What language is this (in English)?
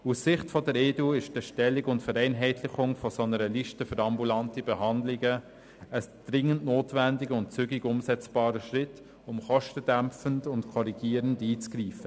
Swiss German